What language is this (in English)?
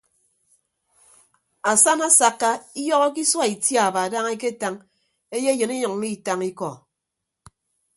Ibibio